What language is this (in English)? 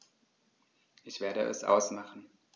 German